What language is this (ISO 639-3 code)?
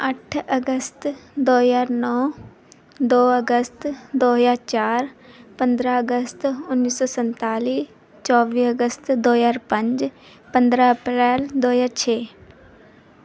pan